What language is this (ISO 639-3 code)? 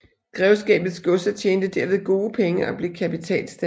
dan